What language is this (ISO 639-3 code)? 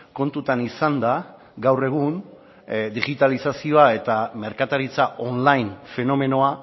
eus